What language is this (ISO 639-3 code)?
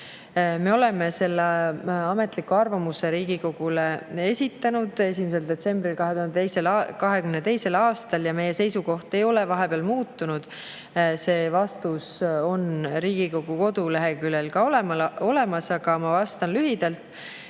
est